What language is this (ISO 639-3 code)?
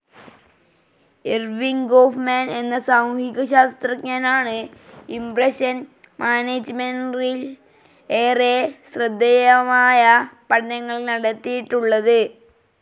mal